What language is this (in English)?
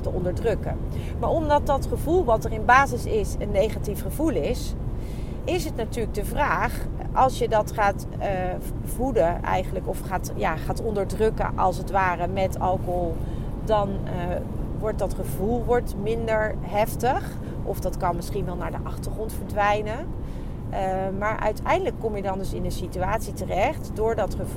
Dutch